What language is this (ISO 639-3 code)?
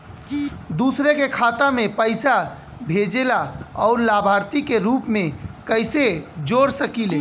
bho